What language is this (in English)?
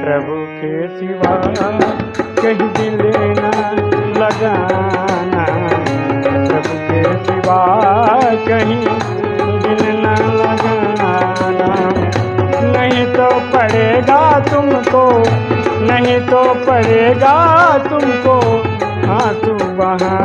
Hindi